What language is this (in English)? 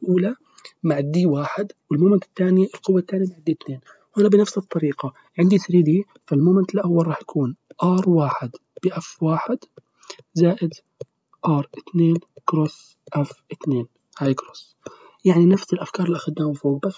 Arabic